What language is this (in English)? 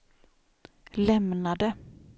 Swedish